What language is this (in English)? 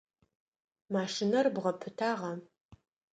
Adyghe